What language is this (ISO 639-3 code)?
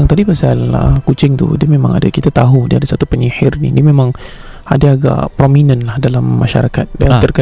msa